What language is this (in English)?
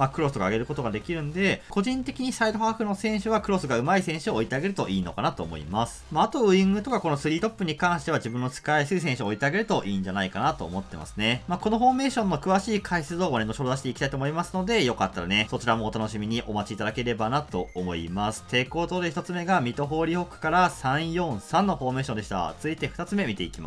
Japanese